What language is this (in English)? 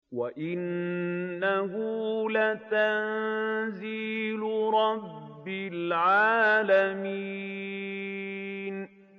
Arabic